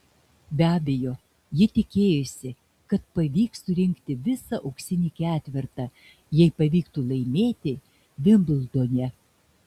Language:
Lithuanian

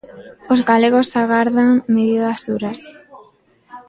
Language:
Galician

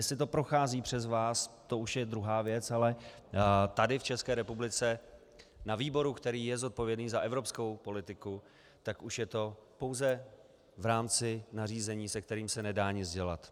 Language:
Czech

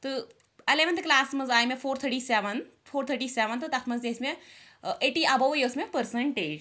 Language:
Kashmiri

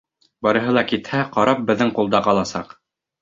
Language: Bashkir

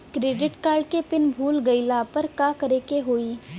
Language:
Bhojpuri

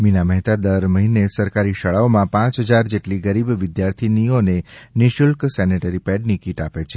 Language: Gujarati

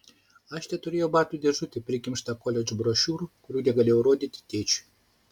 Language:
Lithuanian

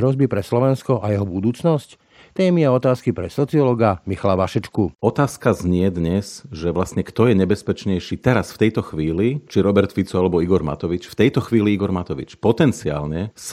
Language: Slovak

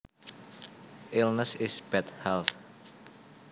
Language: Javanese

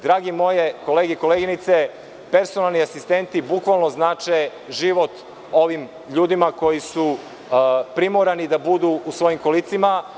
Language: Serbian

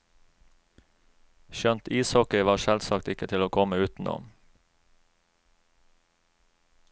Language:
Norwegian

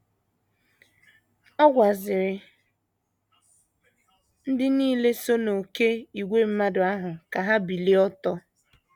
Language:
Igbo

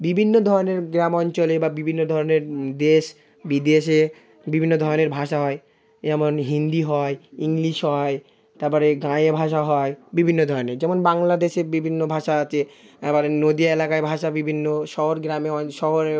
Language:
Bangla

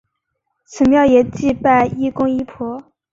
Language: Chinese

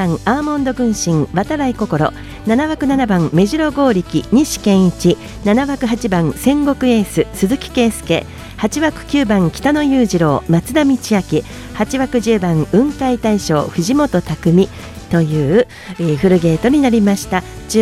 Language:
Japanese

